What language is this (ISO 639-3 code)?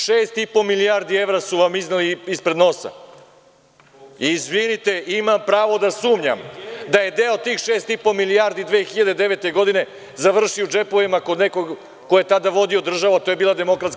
srp